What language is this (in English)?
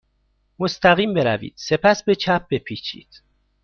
Persian